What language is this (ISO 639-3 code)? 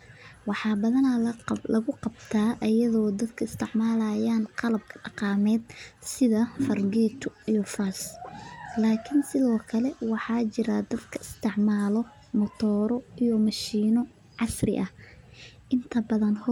som